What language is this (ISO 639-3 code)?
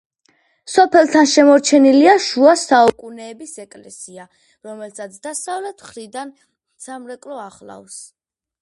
kat